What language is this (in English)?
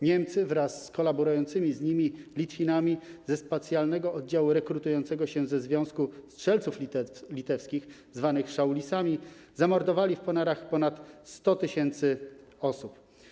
Polish